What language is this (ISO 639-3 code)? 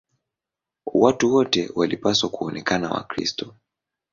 swa